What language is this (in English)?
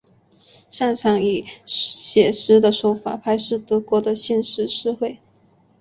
Chinese